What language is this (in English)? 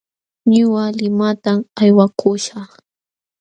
Jauja Wanca Quechua